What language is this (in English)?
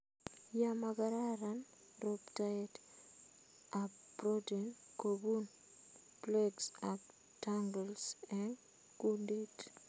Kalenjin